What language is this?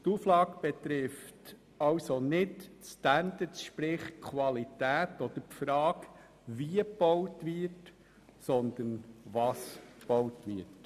Swiss German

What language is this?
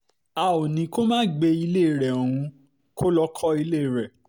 Yoruba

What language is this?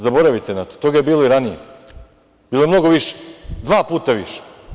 Serbian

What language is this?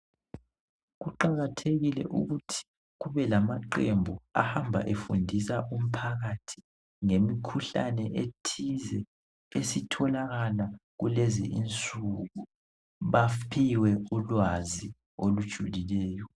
North Ndebele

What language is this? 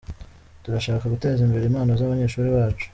Kinyarwanda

